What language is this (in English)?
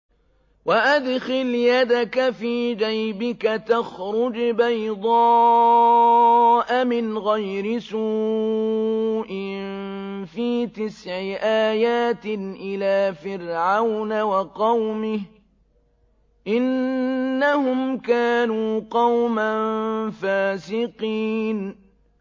Arabic